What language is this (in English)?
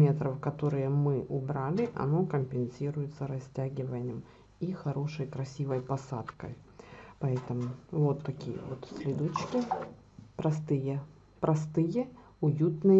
Russian